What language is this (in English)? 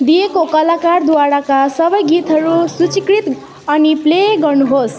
Nepali